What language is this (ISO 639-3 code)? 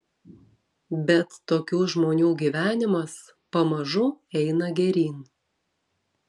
lit